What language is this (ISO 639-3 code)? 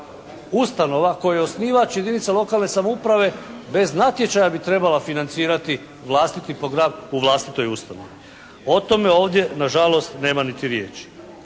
hrv